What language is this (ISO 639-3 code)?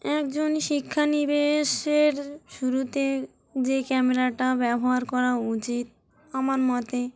ben